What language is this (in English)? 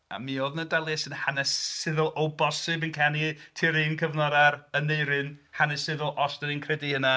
Welsh